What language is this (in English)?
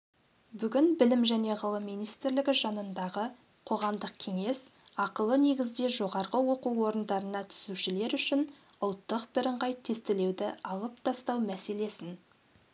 Kazakh